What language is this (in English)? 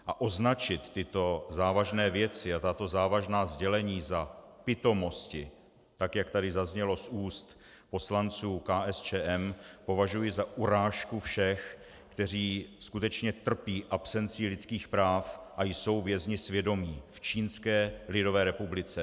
Czech